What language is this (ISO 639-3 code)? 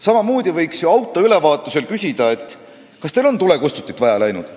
est